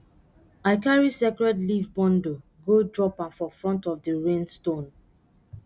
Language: Nigerian Pidgin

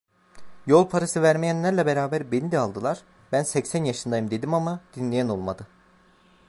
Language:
Turkish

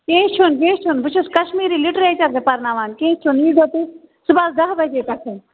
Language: Kashmiri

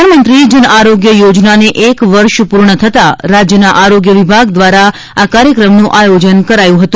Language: Gujarati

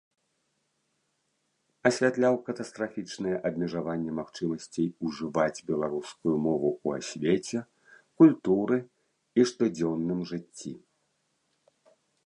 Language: Belarusian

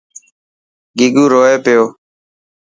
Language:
Dhatki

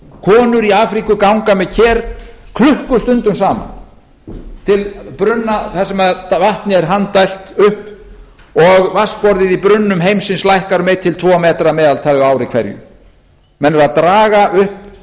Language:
Icelandic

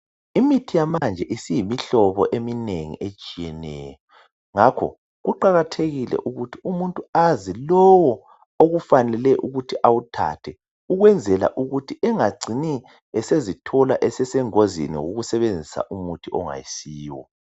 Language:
North Ndebele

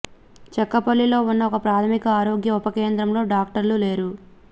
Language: Telugu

